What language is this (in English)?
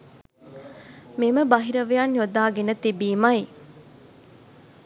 Sinhala